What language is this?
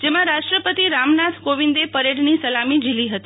Gujarati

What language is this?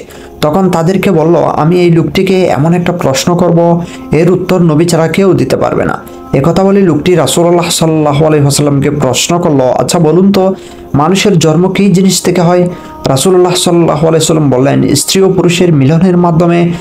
Arabic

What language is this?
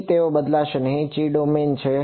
Gujarati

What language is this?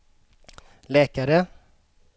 Swedish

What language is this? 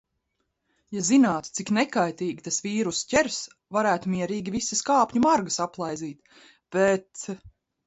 Latvian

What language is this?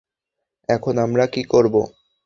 Bangla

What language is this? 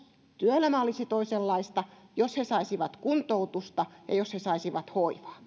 Finnish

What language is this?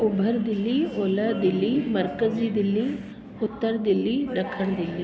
Sindhi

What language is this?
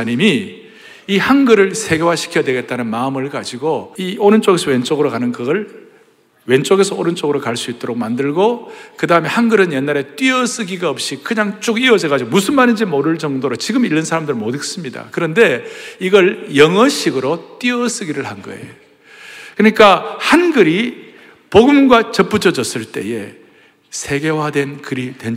Korean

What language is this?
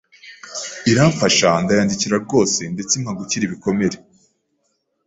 Kinyarwanda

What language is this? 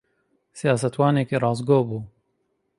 Central Kurdish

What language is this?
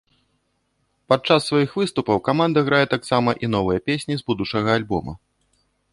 Belarusian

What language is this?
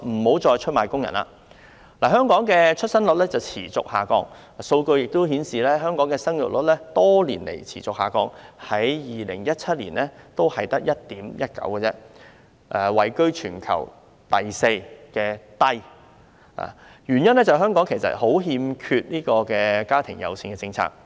Cantonese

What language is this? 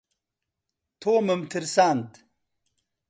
Central Kurdish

